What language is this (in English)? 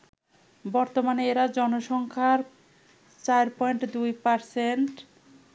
Bangla